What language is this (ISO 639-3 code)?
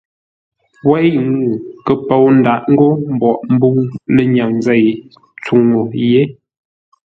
nla